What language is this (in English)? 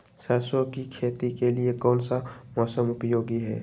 Magahi